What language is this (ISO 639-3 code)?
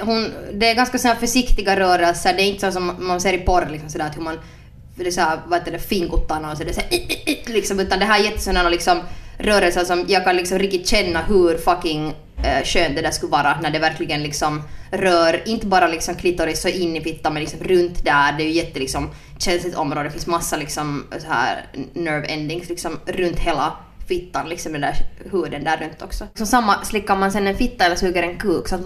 swe